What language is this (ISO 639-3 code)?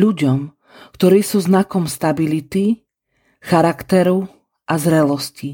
slk